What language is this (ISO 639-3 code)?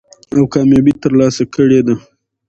pus